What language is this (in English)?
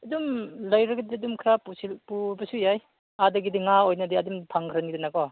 Manipuri